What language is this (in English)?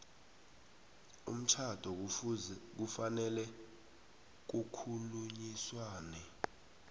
South Ndebele